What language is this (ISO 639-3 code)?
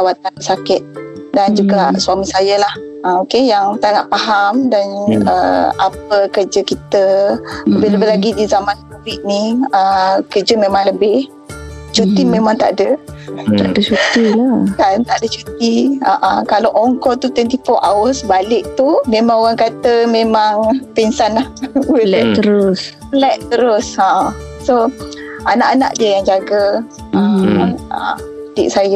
msa